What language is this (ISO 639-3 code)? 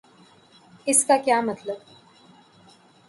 urd